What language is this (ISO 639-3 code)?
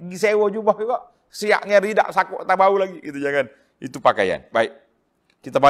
msa